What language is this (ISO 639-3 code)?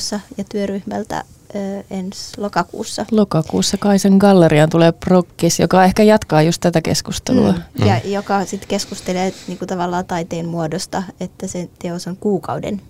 fin